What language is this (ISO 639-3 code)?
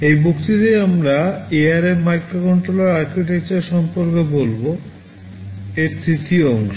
ben